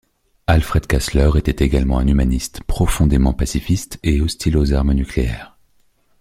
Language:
French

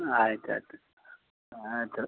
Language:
Kannada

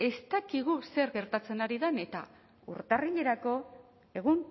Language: Basque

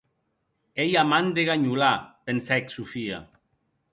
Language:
Occitan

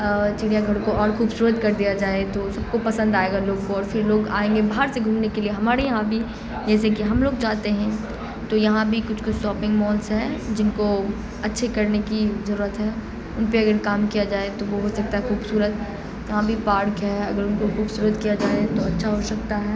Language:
Urdu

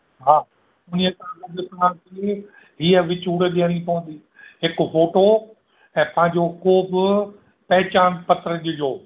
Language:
Sindhi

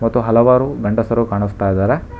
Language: Kannada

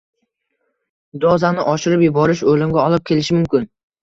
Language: Uzbek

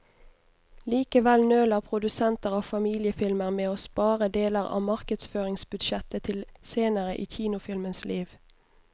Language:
Norwegian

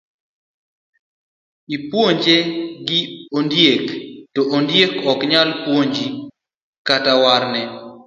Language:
Luo (Kenya and Tanzania)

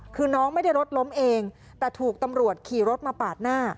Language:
Thai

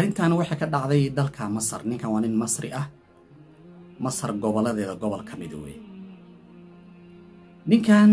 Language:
Arabic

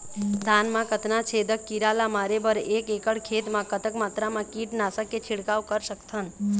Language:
Chhattisgarhi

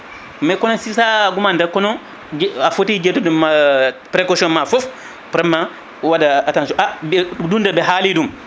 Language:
Fula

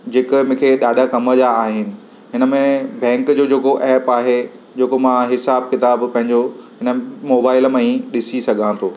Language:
Sindhi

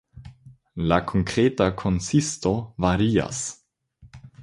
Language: Esperanto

